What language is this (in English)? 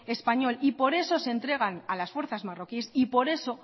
Spanish